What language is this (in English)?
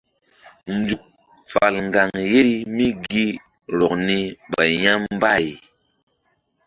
Mbum